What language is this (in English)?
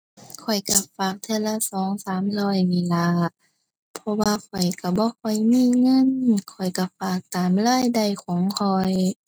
Thai